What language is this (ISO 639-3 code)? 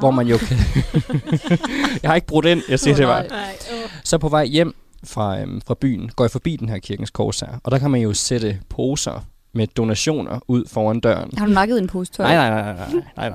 dan